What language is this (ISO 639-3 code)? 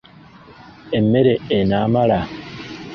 lug